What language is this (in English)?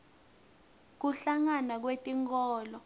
Swati